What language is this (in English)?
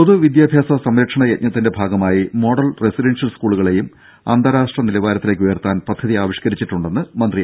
Malayalam